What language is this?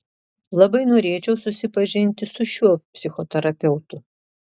Lithuanian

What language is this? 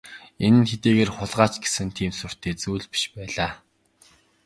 Mongolian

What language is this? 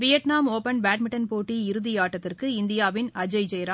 Tamil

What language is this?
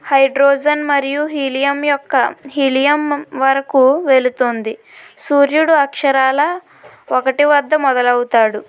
Telugu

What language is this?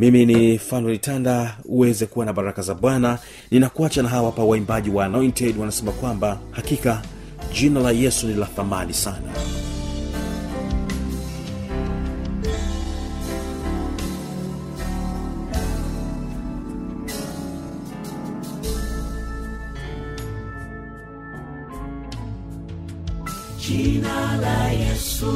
Swahili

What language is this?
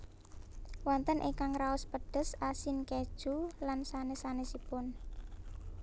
Javanese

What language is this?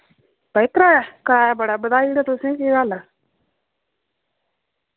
Dogri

